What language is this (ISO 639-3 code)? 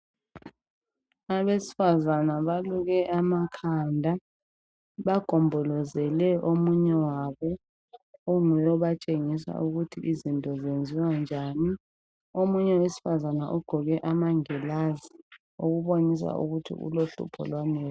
nde